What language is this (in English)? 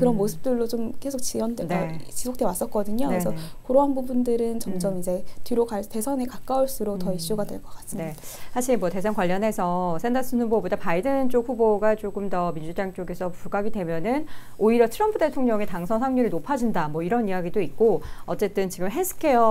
Korean